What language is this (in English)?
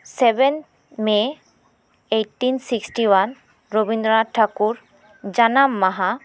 Santali